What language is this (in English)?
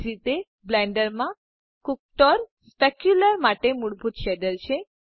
Gujarati